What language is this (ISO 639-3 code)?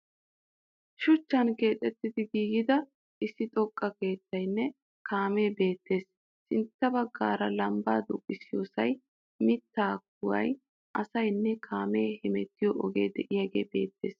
wal